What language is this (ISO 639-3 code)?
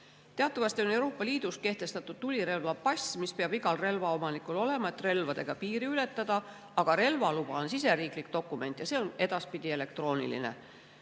est